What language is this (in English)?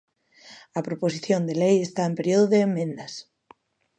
Galician